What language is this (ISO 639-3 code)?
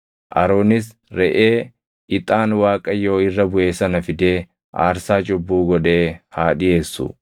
orm